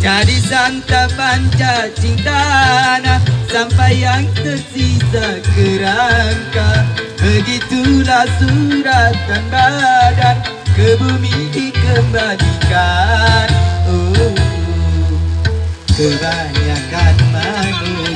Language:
Indonesian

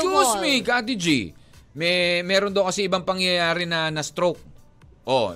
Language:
Filipino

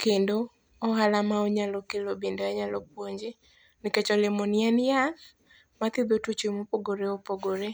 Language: Luo (Kenya and Tanzania)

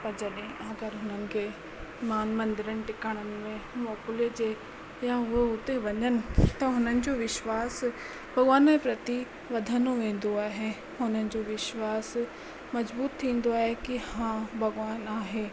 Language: Sindhi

